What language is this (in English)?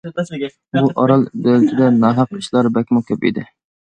Uyghur